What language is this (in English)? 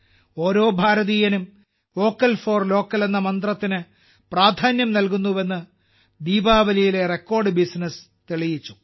Malayalam